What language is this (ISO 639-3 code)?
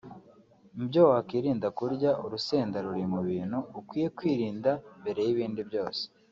kin